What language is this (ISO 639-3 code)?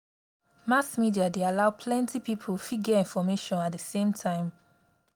pcm